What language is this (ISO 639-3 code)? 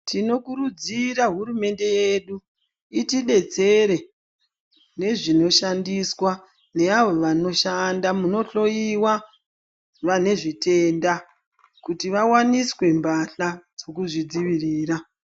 ndc